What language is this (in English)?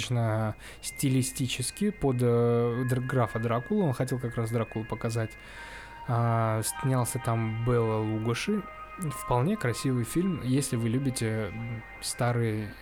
Russian